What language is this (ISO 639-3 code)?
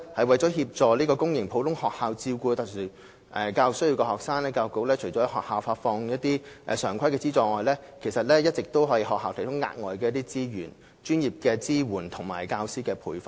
yue